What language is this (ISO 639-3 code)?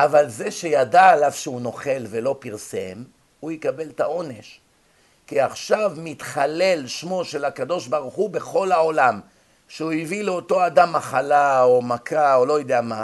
heb